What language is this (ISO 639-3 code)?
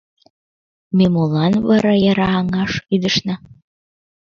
chm